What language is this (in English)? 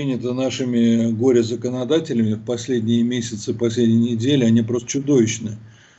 Russian